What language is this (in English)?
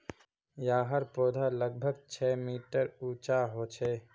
Magahi